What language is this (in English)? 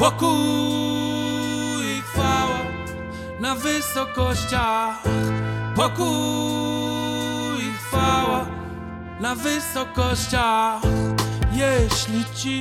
Polish